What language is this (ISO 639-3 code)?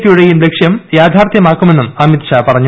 mal